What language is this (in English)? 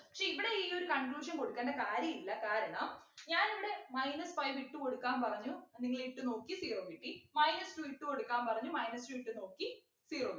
Malayalam